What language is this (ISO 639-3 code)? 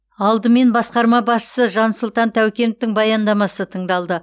kaz